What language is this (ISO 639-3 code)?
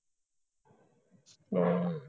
pan